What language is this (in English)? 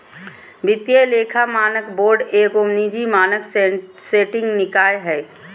Magahi